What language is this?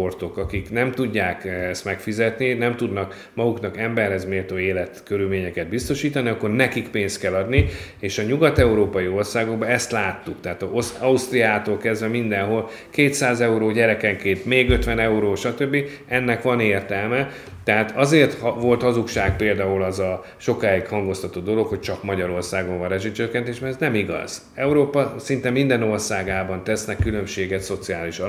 Hungarian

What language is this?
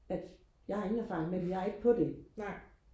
Danish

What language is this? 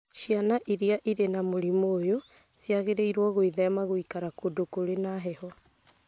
Kikuyu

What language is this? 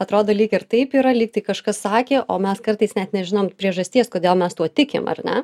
Lithuanian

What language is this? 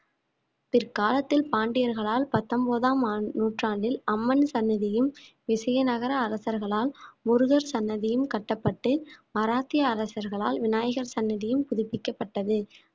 Tamil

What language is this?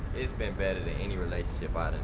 English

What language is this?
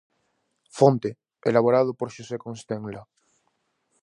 Galician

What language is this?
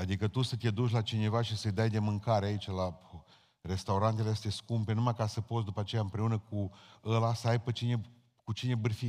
Romanian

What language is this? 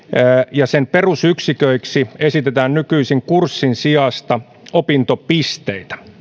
Finnish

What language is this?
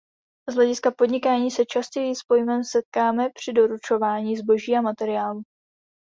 Czech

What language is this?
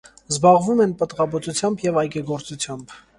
Armenian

